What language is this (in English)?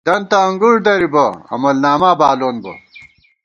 Gawar-Bati